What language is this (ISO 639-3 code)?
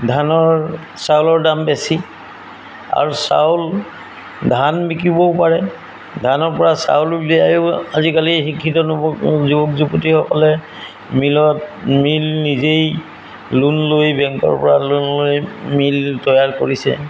asm